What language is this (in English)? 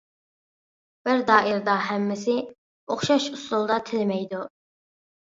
Uyghur